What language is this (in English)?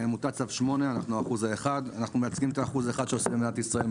Hebrew